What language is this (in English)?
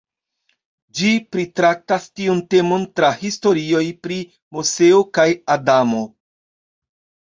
Esperanto